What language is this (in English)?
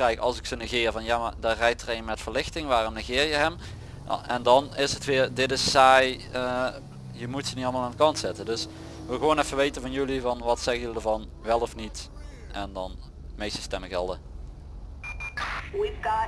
Dutch